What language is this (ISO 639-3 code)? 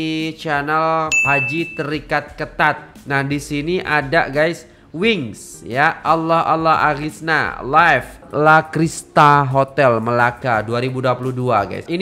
ind